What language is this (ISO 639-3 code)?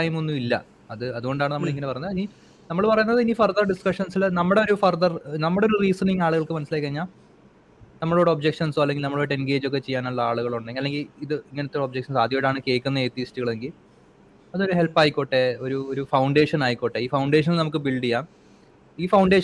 mal